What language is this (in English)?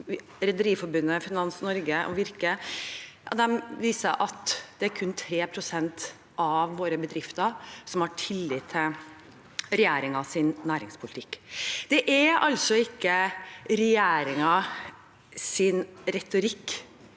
Norwegian